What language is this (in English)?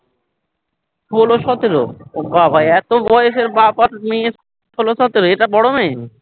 Bangla